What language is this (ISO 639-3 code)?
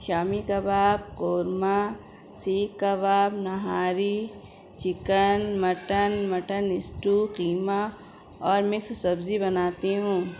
urd